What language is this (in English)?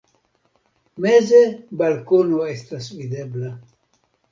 Esperanto